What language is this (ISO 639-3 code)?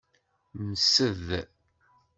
kab